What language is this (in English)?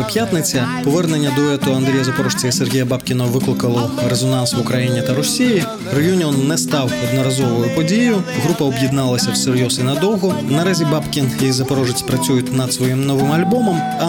Ukrainian